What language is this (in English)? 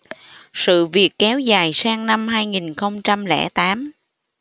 Vietnamese